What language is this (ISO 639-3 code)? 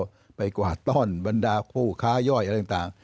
tha